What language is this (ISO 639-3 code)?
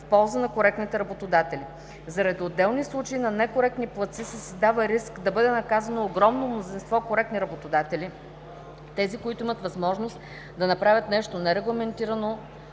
bul